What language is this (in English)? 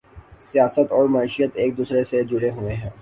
Urdu